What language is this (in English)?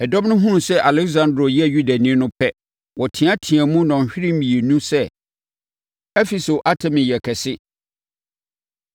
Akan